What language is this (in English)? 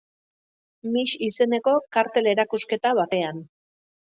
Basque